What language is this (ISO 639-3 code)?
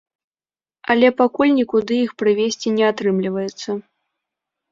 bel